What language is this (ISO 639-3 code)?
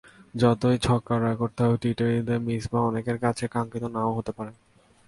ben